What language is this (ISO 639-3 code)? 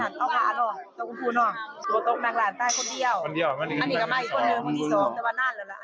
tha